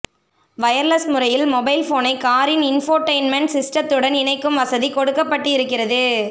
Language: Tamil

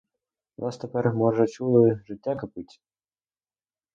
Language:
Ukrainian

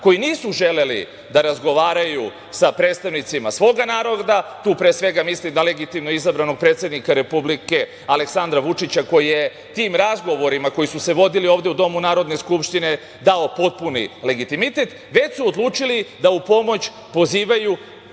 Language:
Serbian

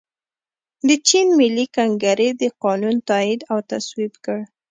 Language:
Pashto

